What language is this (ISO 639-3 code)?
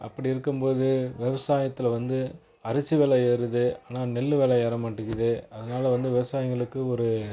tam